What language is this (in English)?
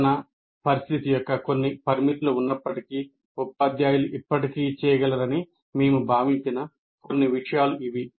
Telugu